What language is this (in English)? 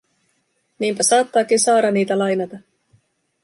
Finnish